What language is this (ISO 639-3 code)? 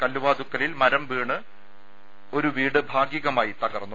mal